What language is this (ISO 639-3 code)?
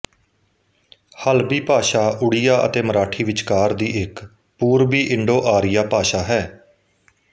pan